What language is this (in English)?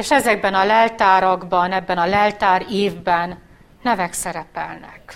Hungarian